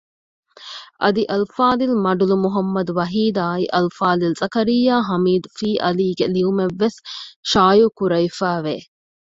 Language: Divehi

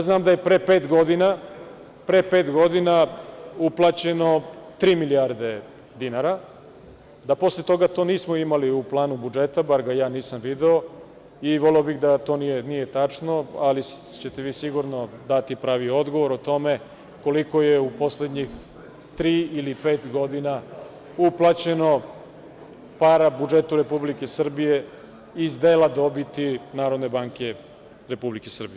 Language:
Serbian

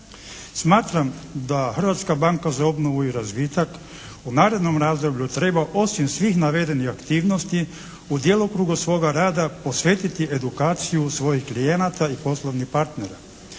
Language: Croatian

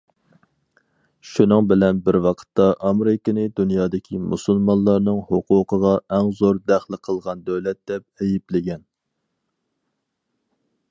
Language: Uyghur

